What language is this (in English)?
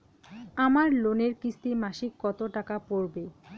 Bangla